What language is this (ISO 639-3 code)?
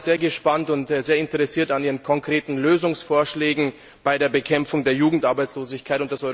deu